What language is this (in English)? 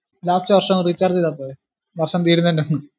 Malayalam